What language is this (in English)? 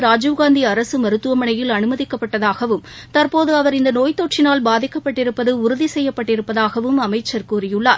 Tamil